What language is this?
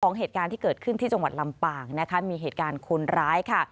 Thai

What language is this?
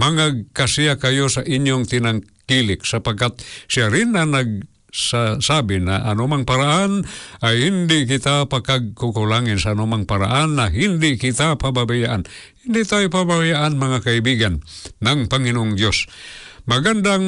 Filipino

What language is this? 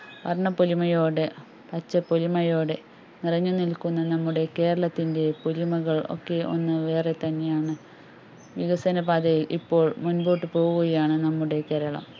Malayalam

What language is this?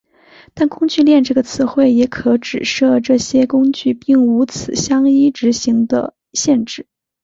Chinese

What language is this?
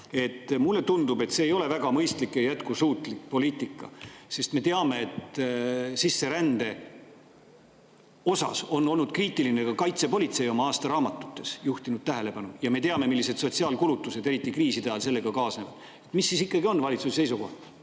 Estonian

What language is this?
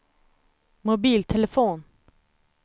Swedish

